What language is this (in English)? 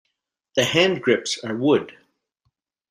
English